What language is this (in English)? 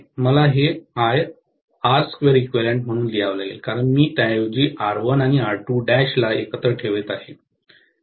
Marathi